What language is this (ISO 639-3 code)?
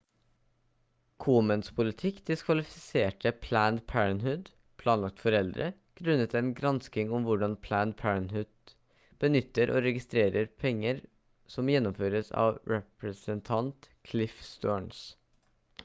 nob